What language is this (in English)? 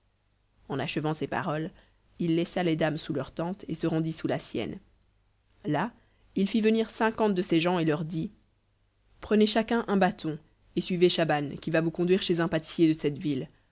French